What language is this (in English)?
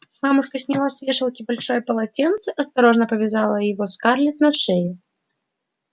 Russian